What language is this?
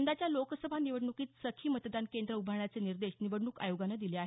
Marathi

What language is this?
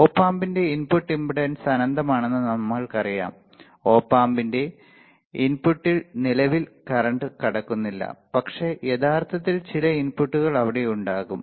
Malayalam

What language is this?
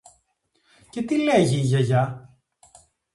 Greek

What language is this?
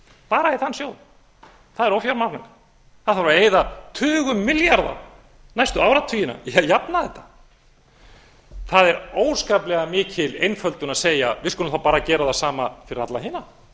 Icelandic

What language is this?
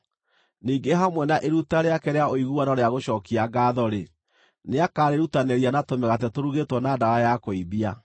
Kikuyu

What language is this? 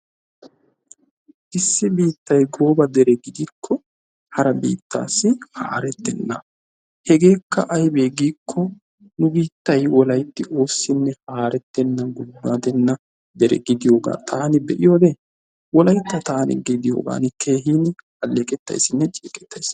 Wolaytta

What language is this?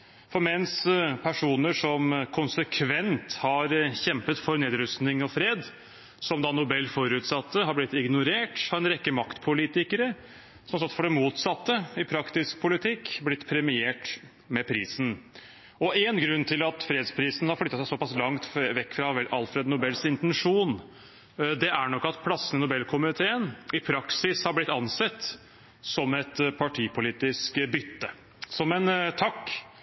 Norwegian Bokmål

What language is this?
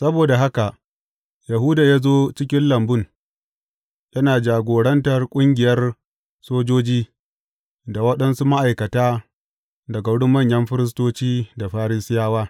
Hausa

